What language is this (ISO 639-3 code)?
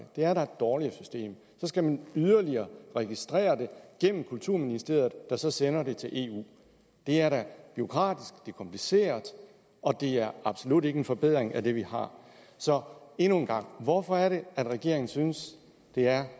dan